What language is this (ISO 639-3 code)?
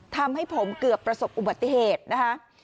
tha